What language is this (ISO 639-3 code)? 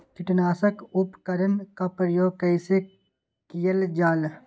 mag